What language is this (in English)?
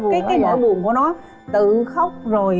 Vietnamese